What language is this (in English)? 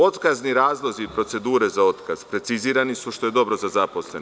Serbian